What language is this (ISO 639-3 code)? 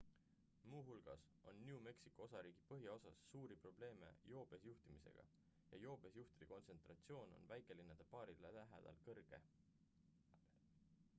est